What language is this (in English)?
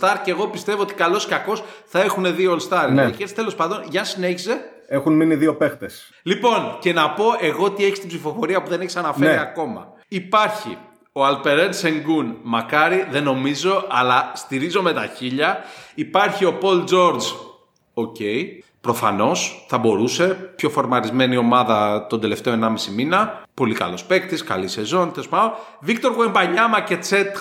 Greek